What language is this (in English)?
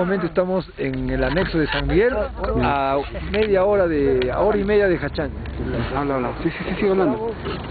Spanish